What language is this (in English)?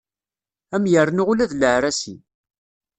Kabyle